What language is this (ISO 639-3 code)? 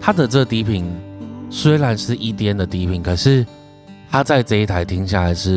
zho